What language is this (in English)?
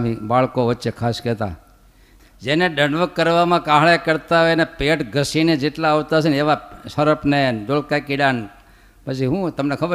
Gujarati